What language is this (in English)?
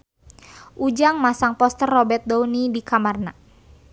Sundanese